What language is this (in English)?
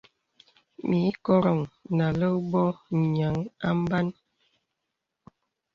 Bebele